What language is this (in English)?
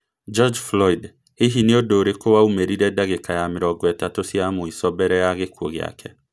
Kikuyu